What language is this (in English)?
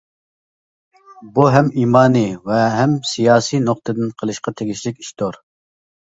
Uyghur